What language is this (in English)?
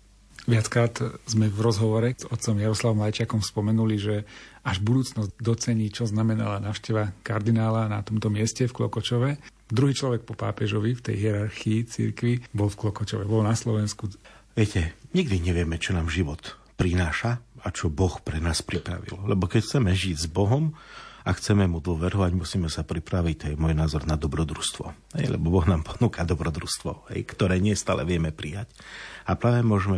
Slovak